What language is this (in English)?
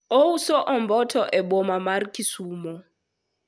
Luo (Kenya and Tanzania)